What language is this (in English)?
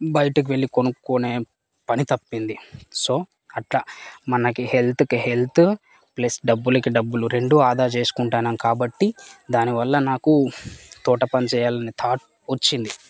Telugu